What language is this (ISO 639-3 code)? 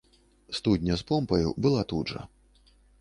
bel